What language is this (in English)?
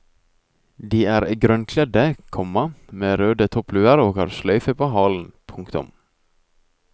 Norwegian